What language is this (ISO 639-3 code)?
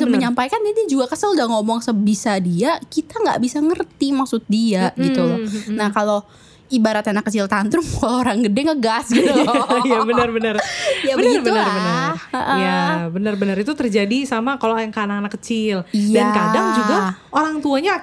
ind